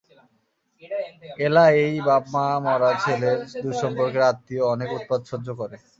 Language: Bangla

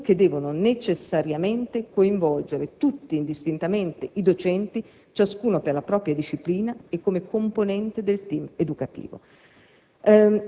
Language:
Italian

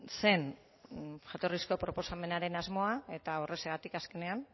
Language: Basque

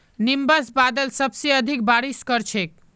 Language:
Magahi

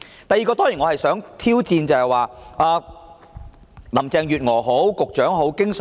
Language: Cantonese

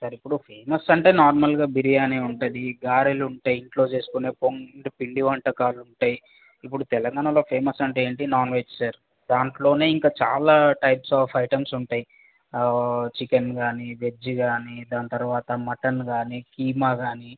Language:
Telugu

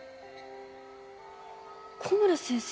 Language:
Japanese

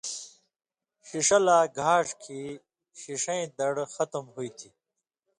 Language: Indus Kohistani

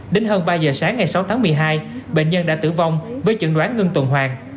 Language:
Vietnamese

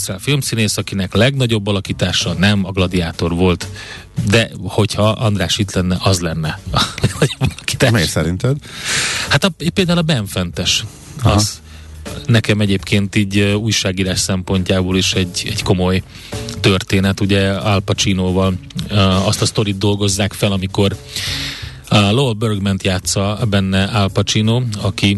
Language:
Hungarian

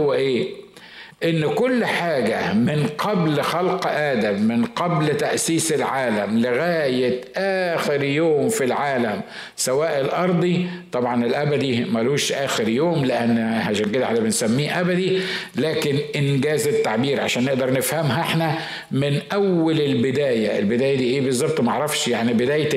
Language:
Arabic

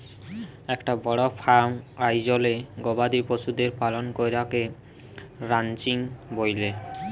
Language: Bangla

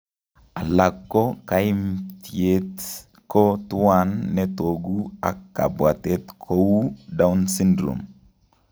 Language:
Kalenjin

